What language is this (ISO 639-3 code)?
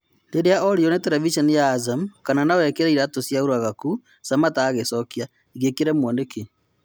kik